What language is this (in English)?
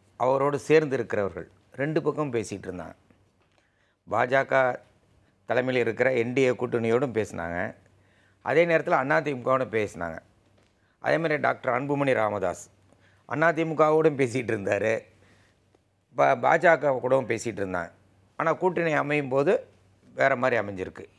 Tamil